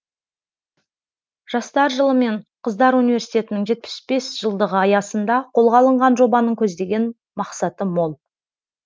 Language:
Kazakh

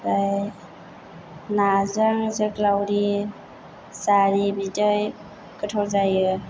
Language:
Bodo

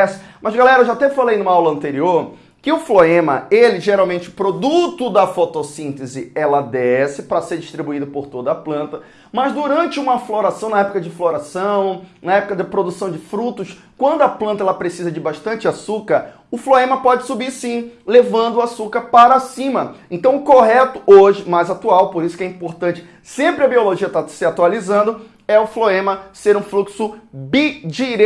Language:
Portuguese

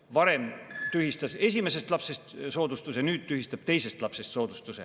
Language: Estonian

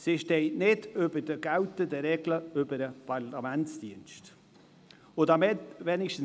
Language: Swiss German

